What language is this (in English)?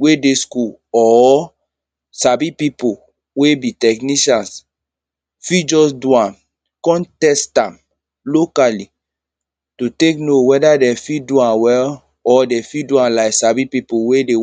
Nigerian Pidgin